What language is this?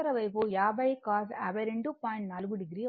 Telugu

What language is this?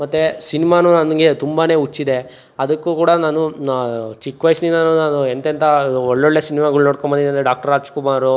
Kannada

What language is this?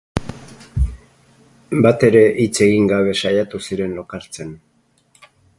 Basque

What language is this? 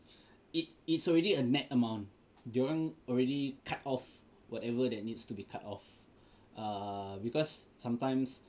English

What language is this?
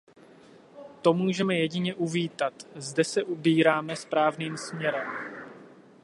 Czech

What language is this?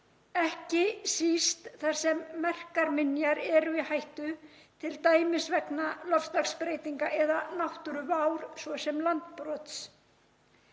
Icelandic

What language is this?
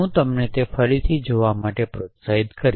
Gujarati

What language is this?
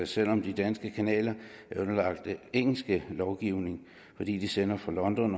Danish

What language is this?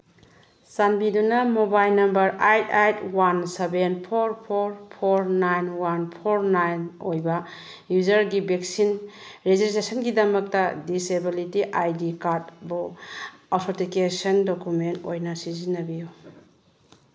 Manipuri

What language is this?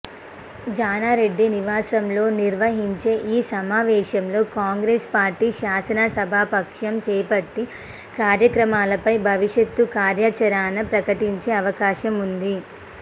Telugu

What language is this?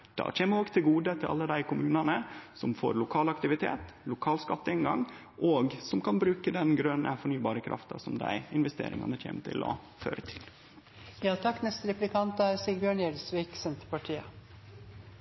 Norwegian Nynorsk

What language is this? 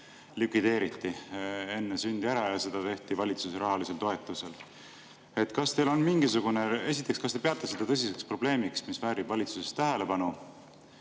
Estonian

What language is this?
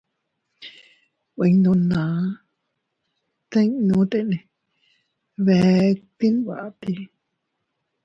Teutila Cuicatec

